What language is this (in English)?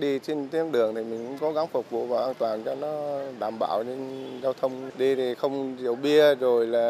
Vietnamese